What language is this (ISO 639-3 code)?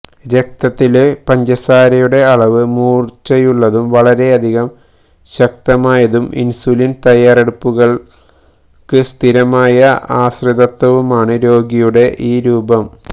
mal